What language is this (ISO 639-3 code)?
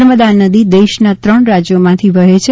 guj